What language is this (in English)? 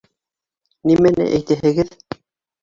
Bashkir